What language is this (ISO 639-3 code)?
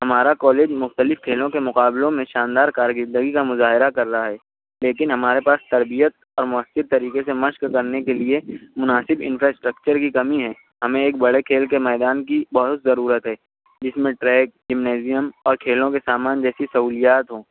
urd